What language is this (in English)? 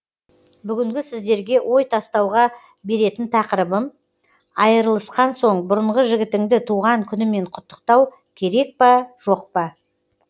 Kazakh